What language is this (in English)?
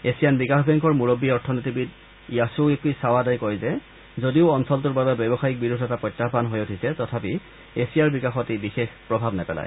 Assamese